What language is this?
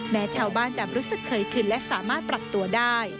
Thai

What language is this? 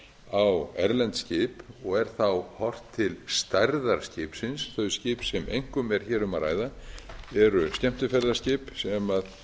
Icelandic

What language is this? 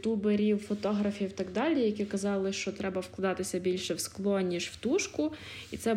Ukrainian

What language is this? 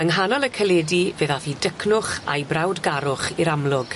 Welsh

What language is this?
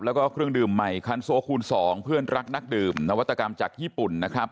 Thai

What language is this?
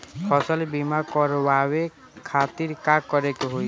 Bhojpuri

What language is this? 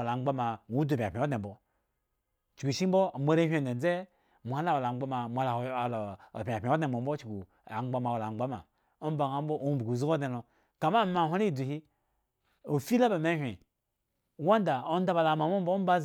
Eggon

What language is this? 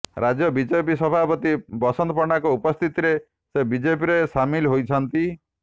Odia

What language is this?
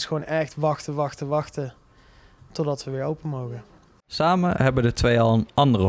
Dutch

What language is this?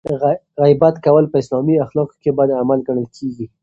Pashto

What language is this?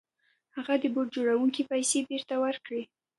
Pashto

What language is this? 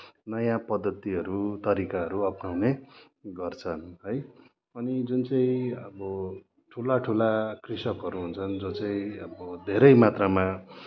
Nepali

